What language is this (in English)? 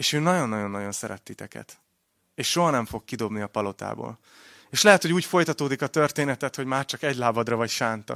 Hungarian